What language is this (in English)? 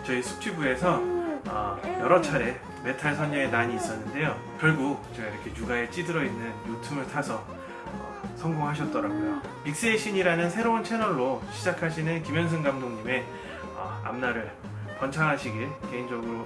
Korean